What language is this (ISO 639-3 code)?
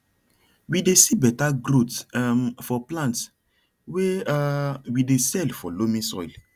pcm